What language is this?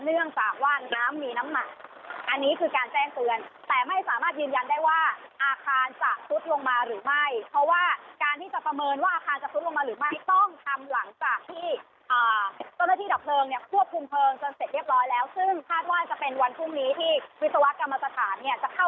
Thai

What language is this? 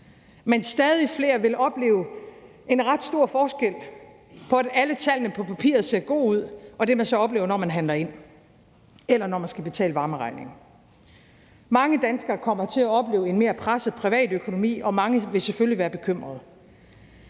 Danish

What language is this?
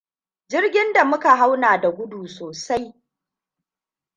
Hausa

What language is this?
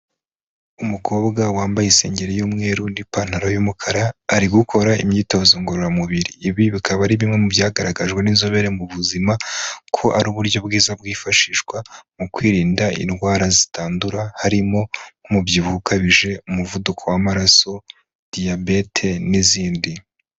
Kinyarwanda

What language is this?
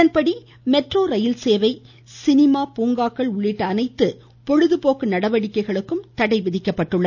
Tamil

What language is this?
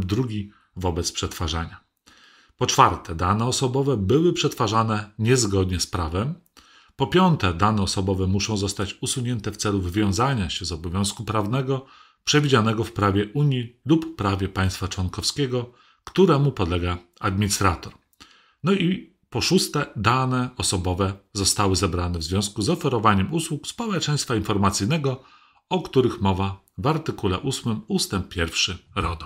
Polish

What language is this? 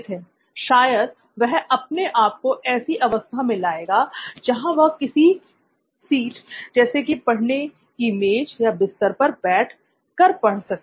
Hindi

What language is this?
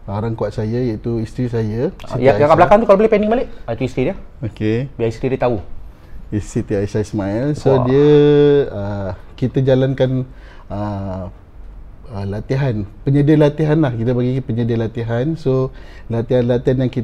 Malay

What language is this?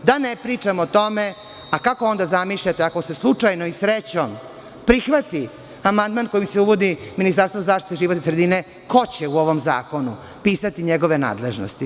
Serbian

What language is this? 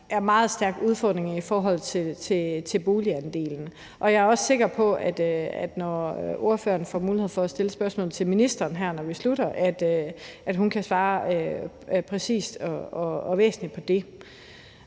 Danish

